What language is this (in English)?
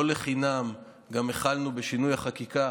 Hebrew